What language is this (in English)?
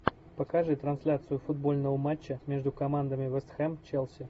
Russian